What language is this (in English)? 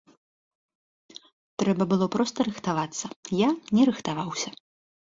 Belarusian